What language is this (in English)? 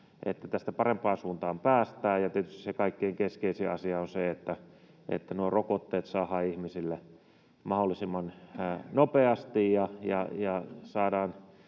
Finnish